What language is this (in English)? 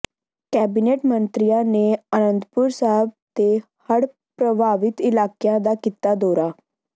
Punjabi